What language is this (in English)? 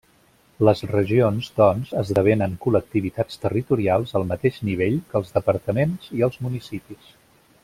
Catalan